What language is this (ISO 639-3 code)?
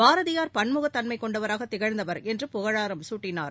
tam